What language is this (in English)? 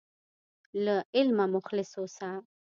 Pashto